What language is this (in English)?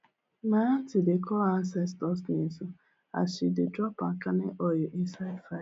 Nigerian Pidgin